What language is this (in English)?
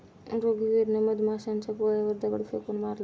Marathi